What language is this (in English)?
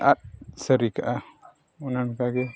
Santali